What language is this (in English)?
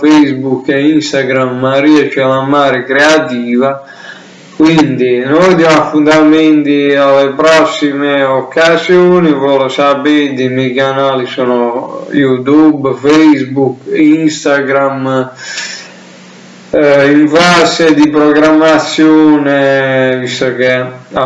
Italian